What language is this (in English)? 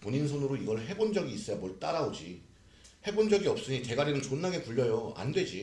Korean